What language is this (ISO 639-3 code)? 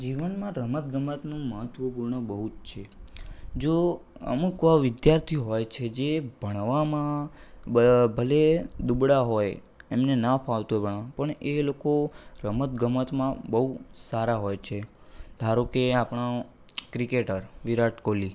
guj